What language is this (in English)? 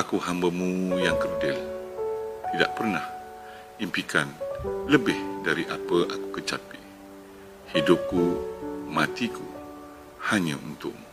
Malay